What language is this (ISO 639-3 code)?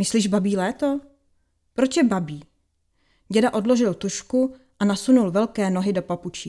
ces